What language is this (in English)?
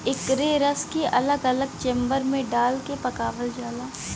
Bhojpuri